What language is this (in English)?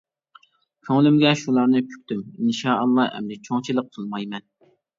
Uyghur